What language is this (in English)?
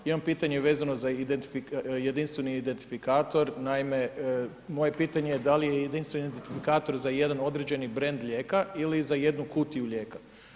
Croatian